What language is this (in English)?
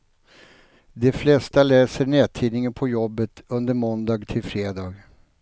Swedish